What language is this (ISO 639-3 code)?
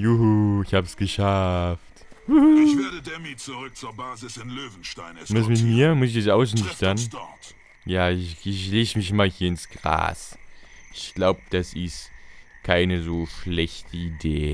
deu